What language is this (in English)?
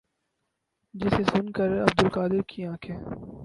Urdu